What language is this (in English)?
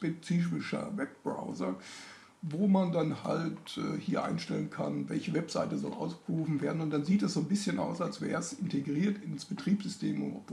German